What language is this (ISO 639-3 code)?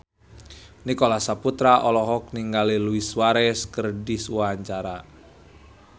sun